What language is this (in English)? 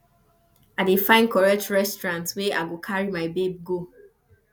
Nigerian Pidgin